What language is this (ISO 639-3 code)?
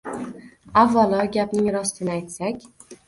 uzb